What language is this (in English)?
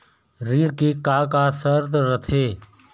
Chhattisgarhi